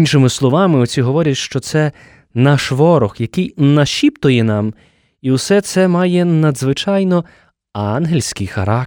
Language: Ukrainian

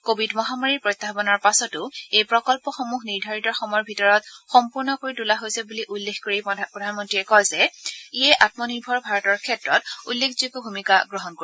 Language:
Assamese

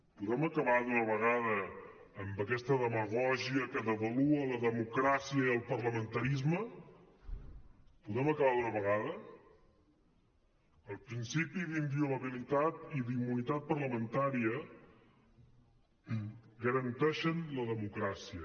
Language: Catalan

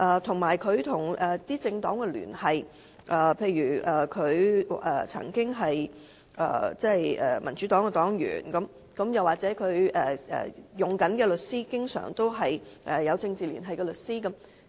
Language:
Cantonese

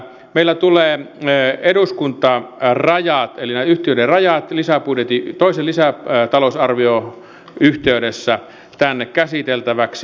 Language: Finnish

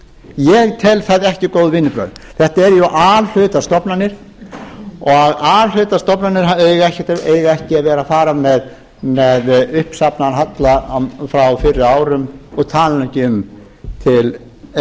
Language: Icelandic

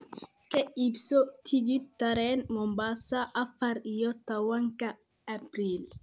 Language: Somali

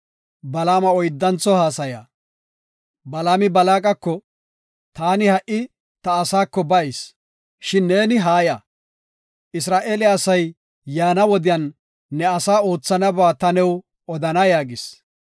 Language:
Gofa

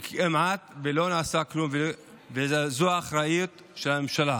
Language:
Hebrew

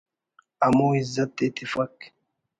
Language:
Brahui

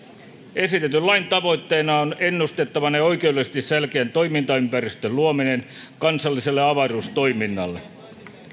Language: Finnish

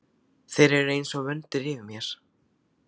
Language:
Icelandic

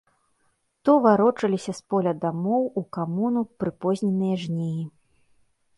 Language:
Belarusian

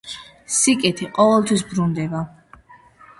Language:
Georgian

